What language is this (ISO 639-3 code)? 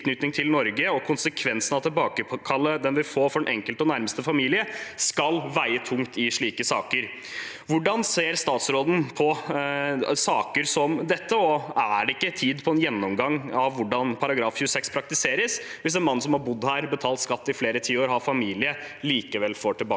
nor